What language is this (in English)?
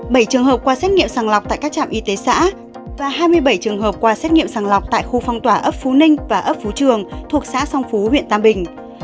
Vietnamese